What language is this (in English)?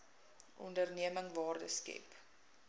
Afrikaans